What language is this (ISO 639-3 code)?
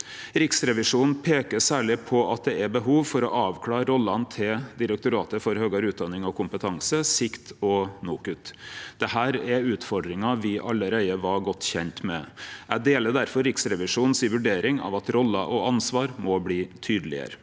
nor